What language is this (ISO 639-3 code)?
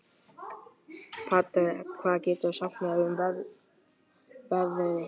isl